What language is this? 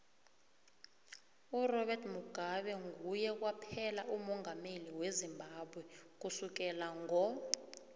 South Ndebele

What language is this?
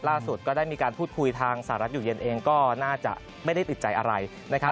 Thai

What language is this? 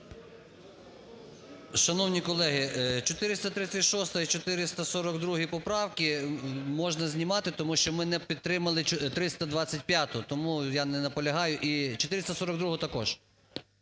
Ukrainian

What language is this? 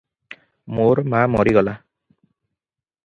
Odia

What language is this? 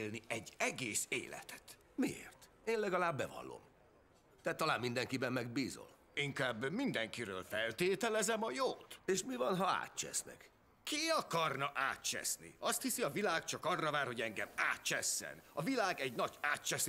Hungarian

